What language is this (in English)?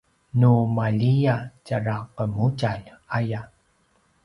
Paiwan